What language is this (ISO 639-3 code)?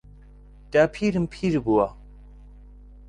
ckb